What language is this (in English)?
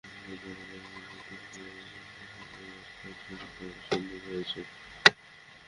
Bangla